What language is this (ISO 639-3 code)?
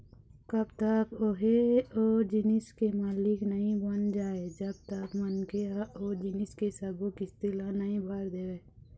hne